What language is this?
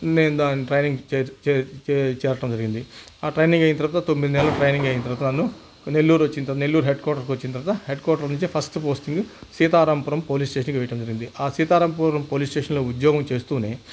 Telugu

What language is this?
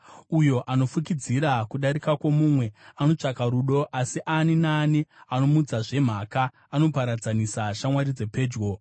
Shona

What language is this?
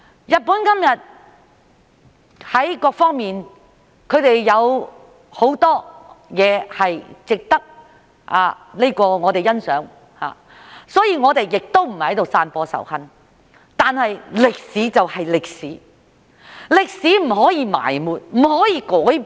Cantonese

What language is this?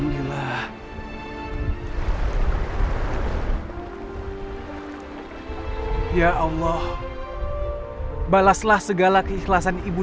Indonesian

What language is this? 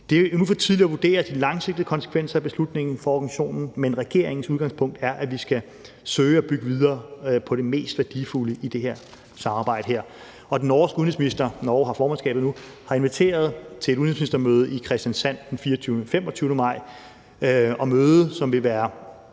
Danish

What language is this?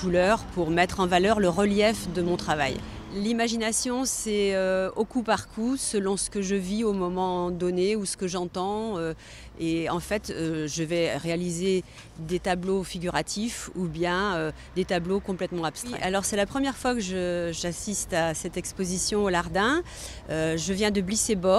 French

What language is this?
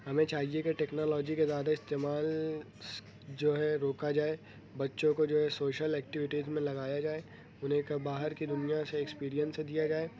Urdu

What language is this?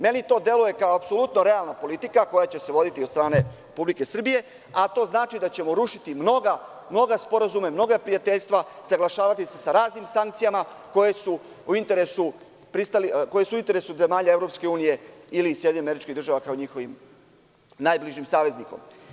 Serbian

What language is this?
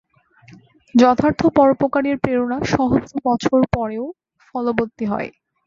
Bangla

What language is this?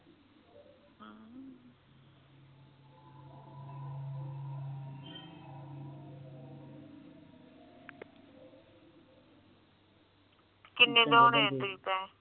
Punjabi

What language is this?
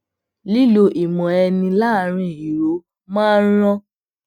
Yoruba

